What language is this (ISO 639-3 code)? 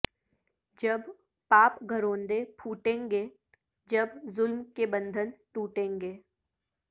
urd